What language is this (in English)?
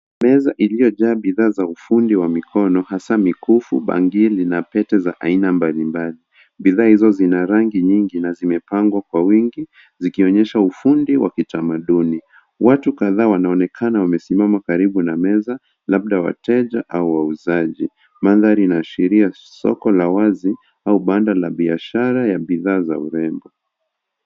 Swahili